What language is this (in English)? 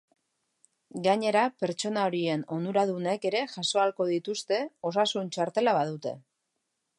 Basque